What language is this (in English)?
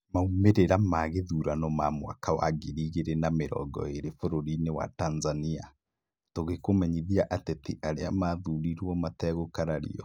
Kikuyu